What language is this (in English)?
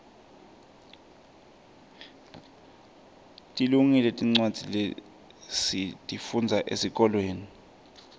Swati